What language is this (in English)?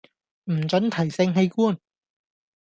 Cantonese